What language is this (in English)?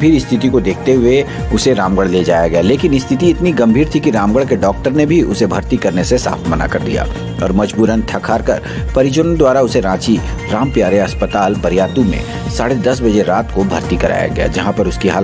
Hindi